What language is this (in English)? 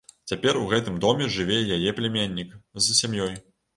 Belarusian